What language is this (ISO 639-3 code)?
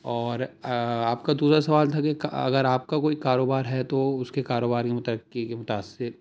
urd